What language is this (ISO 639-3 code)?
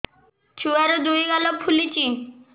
ori